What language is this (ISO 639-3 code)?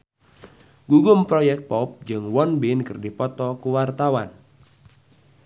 sun